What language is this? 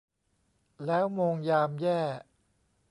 Thai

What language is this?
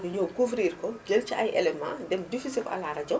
Wolof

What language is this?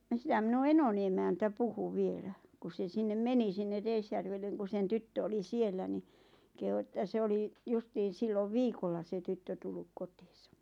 Finnish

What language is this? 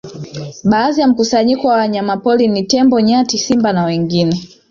Swahili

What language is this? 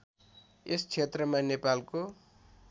Nepali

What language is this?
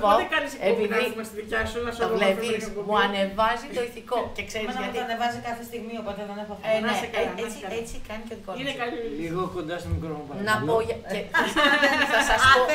Greek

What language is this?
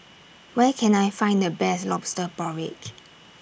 English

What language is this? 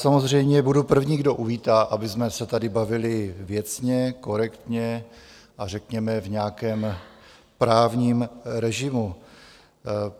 Czech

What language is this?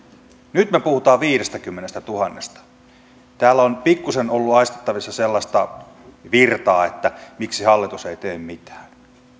Finnish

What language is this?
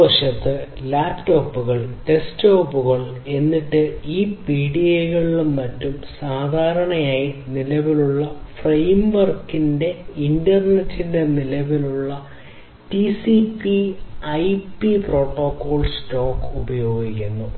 Malayalam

